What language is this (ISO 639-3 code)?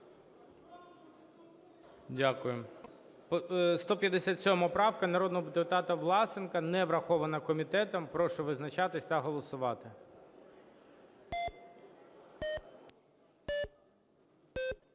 ukr